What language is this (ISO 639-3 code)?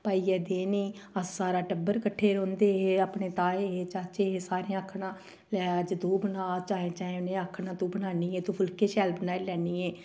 doi